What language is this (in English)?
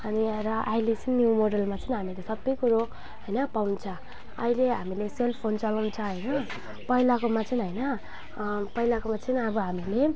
Nepali